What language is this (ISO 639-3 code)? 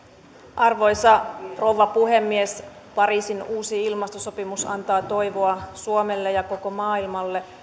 fin